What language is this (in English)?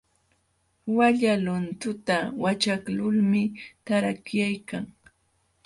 Jauja Wanca Quechua